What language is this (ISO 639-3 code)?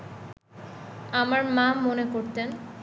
ben